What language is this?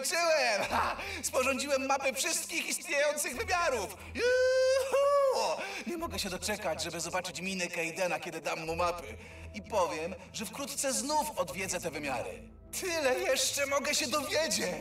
Polish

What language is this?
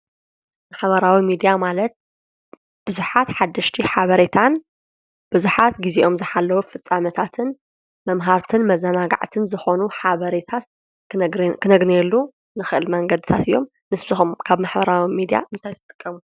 Tigrinya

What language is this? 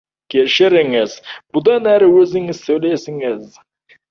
Kazakh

